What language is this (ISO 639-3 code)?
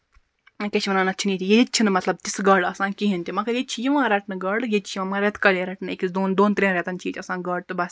kas